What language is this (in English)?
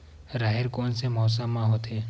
Chhattisgarhi